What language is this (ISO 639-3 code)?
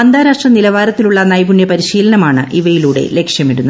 mal